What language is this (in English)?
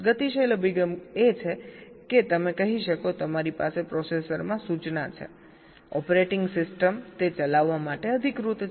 Gujarati